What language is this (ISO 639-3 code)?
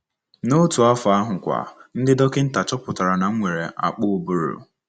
ibo